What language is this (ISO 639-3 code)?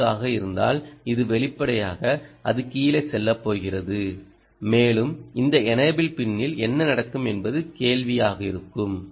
tam